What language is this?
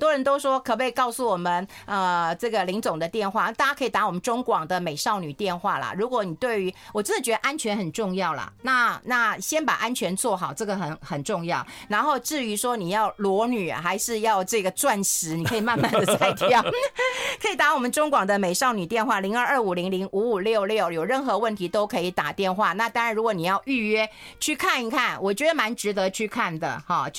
Chinese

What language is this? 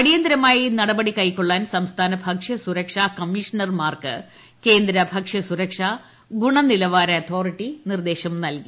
Malayalam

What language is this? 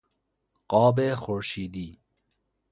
Persian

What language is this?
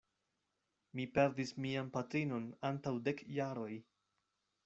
Esperanto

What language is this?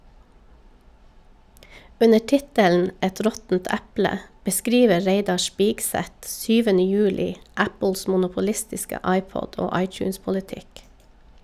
Norwegian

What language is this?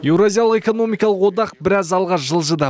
Kazakh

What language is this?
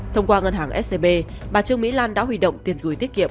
Vietnamese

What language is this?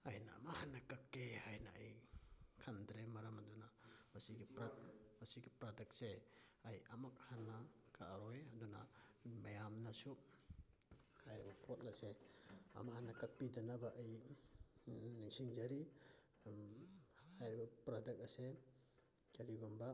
Manipuri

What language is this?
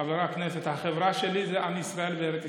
Hebrew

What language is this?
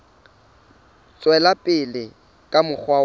Southern Sotho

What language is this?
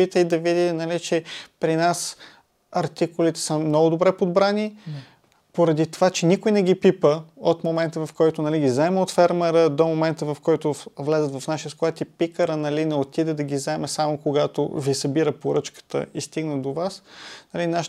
Bulgarian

